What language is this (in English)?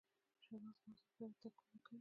Pashto